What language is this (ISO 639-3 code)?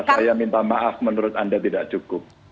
ind